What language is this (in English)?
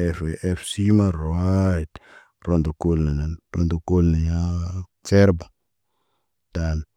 Naba